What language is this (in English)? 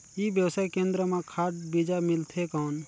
Chhattisgarhi